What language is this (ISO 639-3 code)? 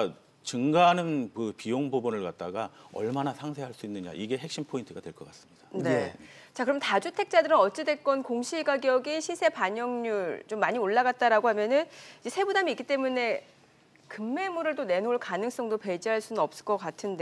kor